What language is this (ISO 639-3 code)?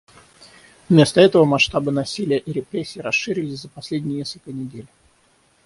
rus